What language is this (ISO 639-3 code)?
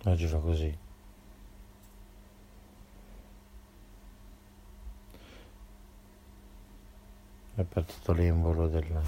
ita